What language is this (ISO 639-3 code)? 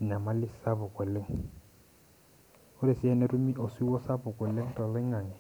mas